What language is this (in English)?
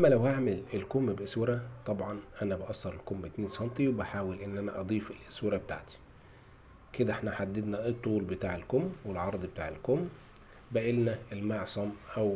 Arabic